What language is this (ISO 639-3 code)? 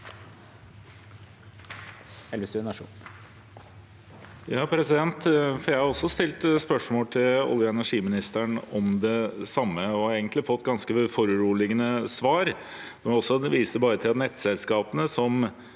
nor